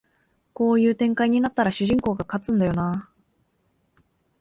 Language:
Japanese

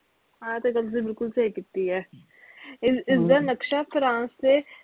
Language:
Punjabi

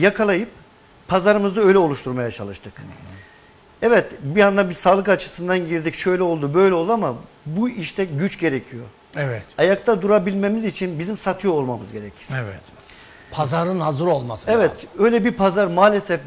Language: Turkish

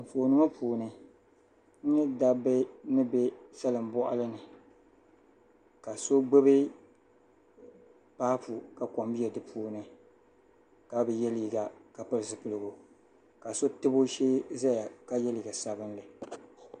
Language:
Dagbani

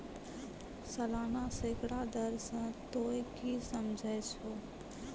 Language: Maithili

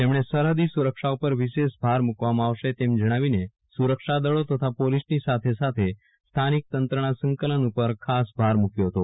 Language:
Gujarati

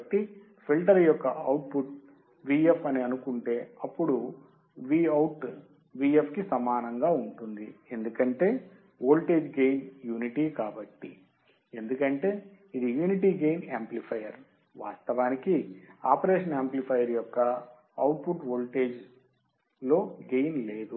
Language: Telugu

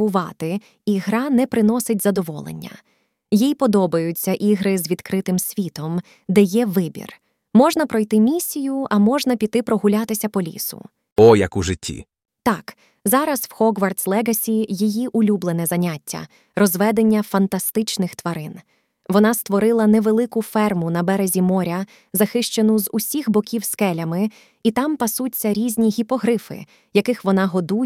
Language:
Ukrainian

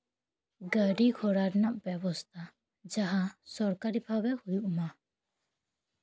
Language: Santali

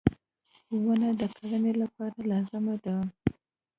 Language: Pashto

